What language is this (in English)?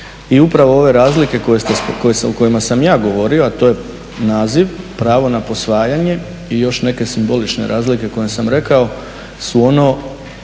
Croatian